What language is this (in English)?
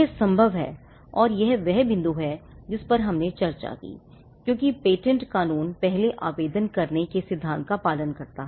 Hindi